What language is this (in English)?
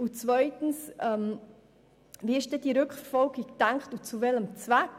Swiss German